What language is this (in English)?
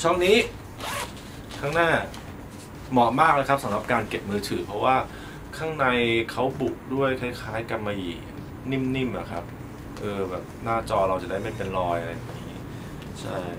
Thai